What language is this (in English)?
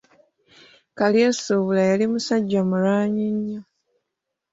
Ganda